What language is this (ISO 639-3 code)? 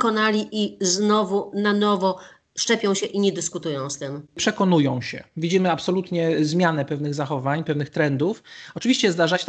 pol